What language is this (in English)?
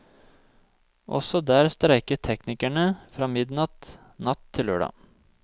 Norwegian